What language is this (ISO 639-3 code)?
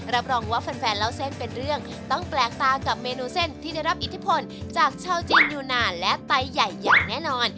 tha